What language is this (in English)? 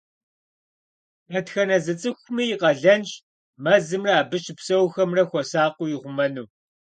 Kabardian